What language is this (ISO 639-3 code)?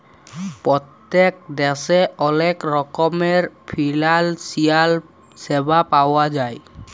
ben